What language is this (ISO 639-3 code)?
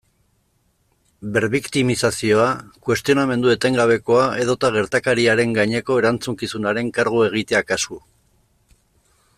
eus